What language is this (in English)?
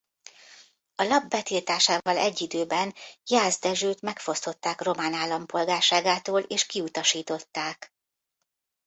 Hungarian